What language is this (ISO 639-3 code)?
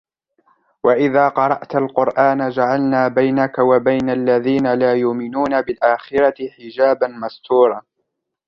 ara